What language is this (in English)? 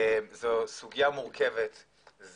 Hebrew